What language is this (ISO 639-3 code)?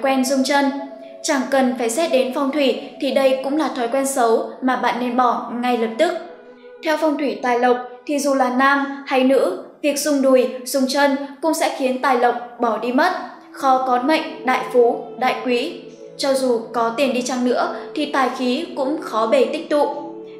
vie